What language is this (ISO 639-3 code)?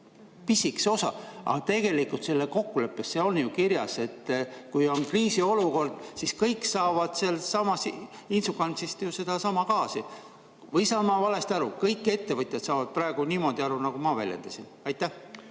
est